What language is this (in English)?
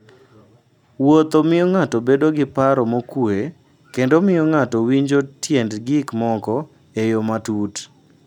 Luo (Kenya and Tanzania)